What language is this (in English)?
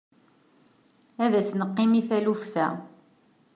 Kabyle